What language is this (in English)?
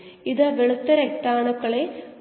Malayalam